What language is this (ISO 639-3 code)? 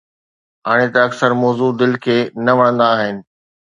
snd